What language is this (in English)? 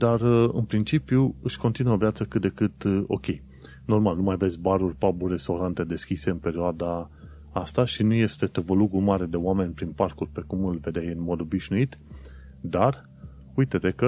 Romanian